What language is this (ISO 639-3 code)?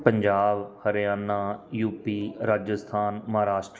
pan